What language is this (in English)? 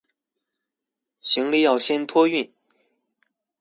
Chinese